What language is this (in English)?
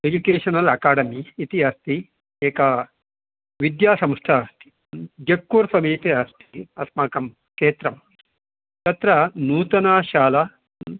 Sanskrit